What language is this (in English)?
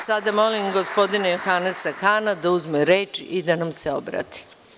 Serbian